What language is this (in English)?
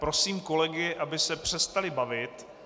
Czech